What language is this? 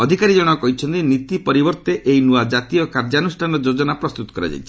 Odia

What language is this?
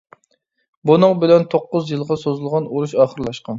Uyghur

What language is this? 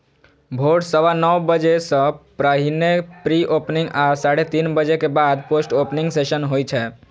Maithili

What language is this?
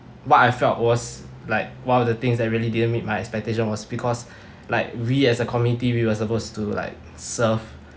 English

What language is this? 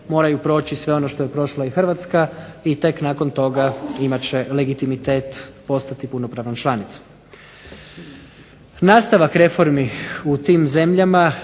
Croatian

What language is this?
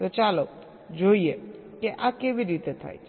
Gujarati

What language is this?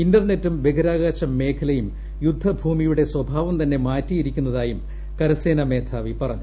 Malayalam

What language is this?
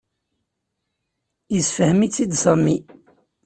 Kabyle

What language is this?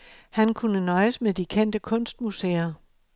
Danish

